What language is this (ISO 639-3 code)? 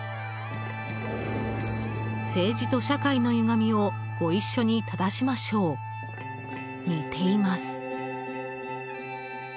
jpn